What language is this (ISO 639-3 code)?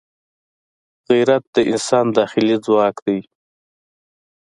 pus